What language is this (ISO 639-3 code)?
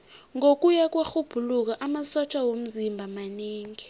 nbl